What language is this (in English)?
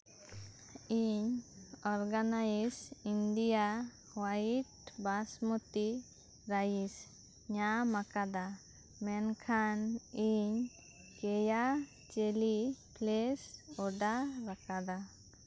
Santali